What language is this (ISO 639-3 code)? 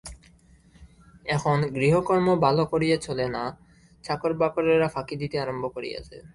ben